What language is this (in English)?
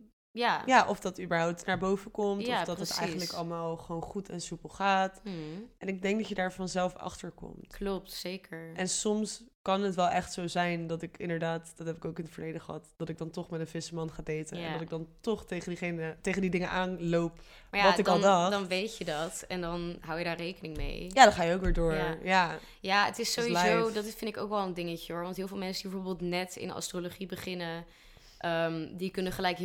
Dutch